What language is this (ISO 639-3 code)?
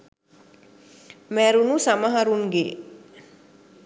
sin